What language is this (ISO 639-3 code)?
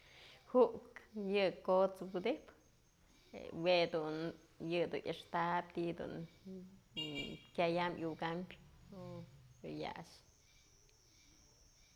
mzl